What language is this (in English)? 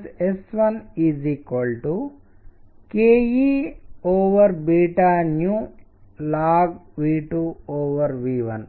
Telugu